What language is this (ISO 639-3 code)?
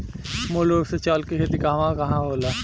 bho